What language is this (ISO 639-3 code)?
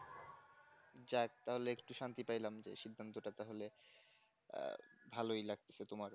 ben